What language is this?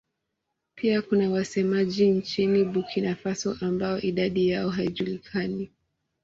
Swahili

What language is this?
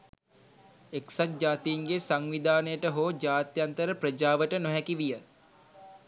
Sinhala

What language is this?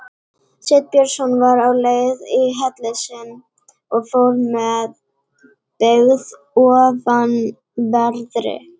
Icelandic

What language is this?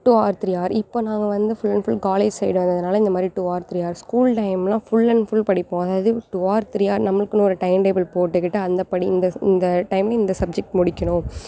Tamil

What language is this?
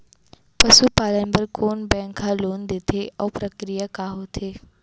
Chhattisgarhi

